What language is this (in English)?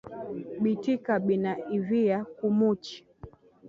Swahili